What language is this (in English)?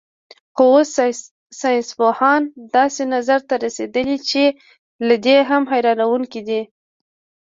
Pashto